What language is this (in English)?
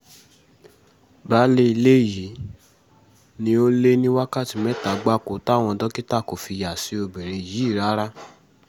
Yoruba